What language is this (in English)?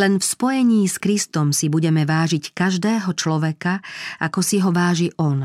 Slovak